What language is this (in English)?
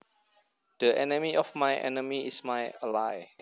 Javanese